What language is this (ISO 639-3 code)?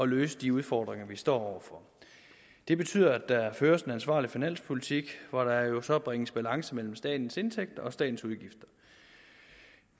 dan